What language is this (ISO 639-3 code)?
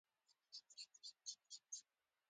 pus